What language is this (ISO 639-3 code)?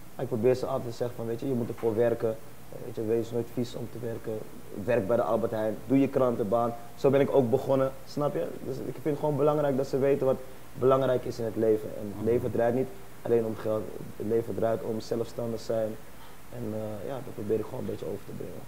nld